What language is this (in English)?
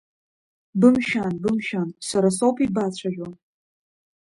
Abkhazian